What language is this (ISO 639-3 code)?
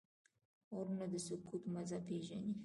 pus